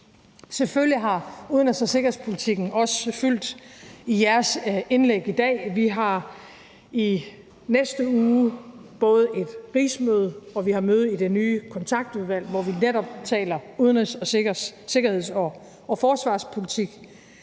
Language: Danish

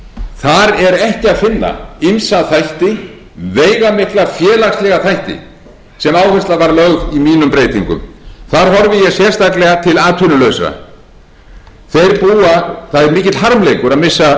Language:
Icelandic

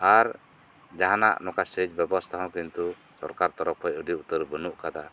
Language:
Santali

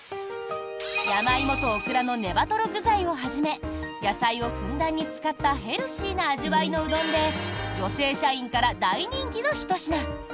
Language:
Japanese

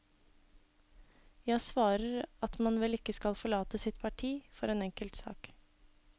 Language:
Norwegian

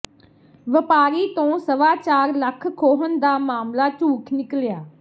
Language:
Punjabi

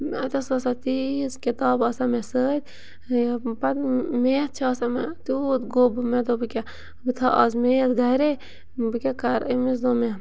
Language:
Kashmiri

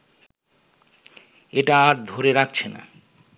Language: Bangla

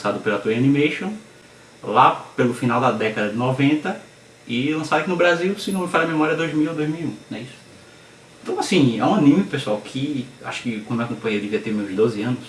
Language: Portuguese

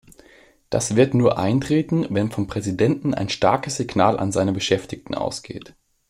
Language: German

